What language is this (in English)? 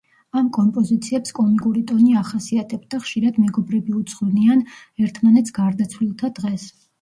Georgian